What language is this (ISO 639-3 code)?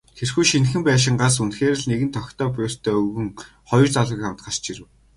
mon